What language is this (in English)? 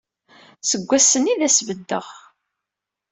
Kabyle